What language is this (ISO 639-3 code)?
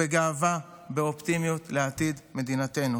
heb